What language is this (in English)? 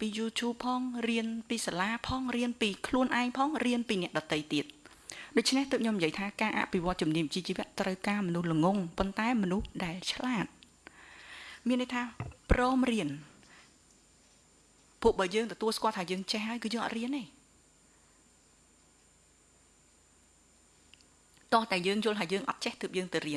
Vietnamese